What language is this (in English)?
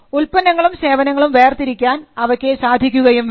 Malayalam